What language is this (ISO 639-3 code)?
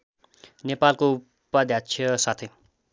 nep